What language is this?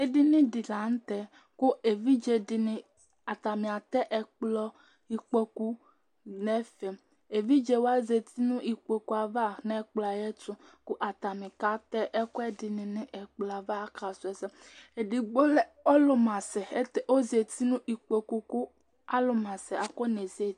Ikposo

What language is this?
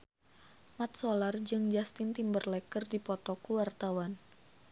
Sundanese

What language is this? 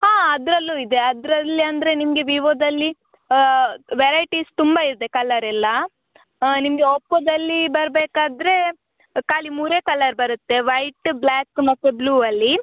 Kannada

